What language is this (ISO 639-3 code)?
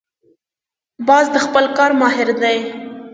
pus